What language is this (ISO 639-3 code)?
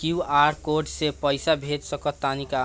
bho